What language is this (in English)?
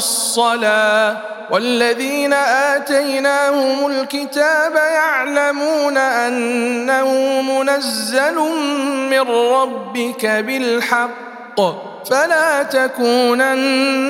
Arabic